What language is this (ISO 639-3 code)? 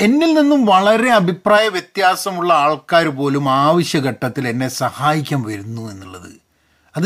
mal